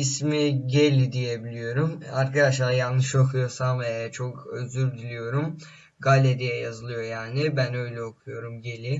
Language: Turkish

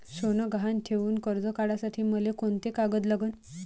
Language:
Marathi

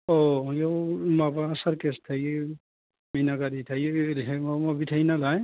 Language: Bodo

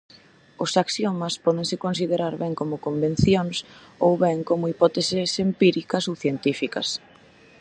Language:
Galician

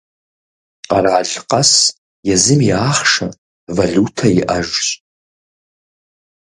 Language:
Kabardian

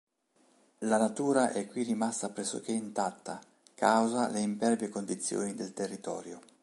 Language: Italian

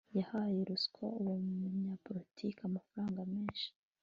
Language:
Kinyarwanda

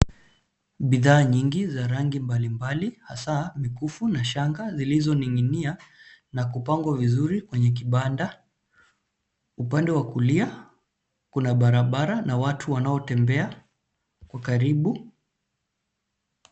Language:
Swahili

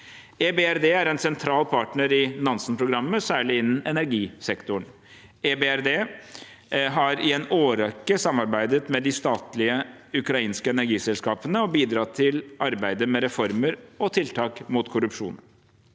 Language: Norwegian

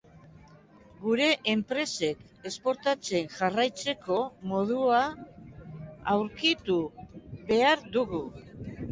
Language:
Basque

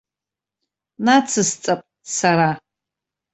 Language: Abkhazian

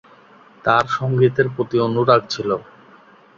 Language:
Bangla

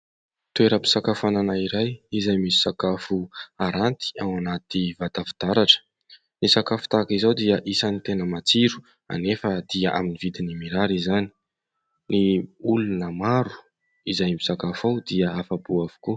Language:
Malagasy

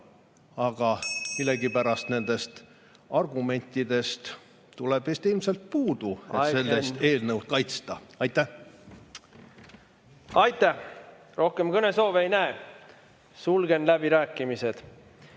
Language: Estonian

